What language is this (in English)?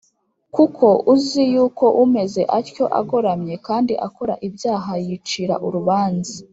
Kinyarwanda